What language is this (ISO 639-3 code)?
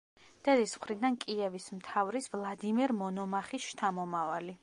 kat